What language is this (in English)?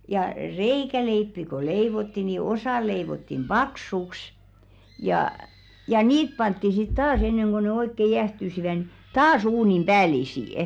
Finnish